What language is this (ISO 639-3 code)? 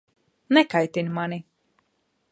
lav